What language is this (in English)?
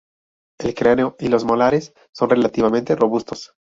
Spanish